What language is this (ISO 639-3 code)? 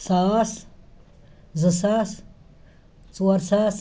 kas